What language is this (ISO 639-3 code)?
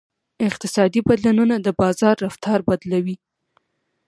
pus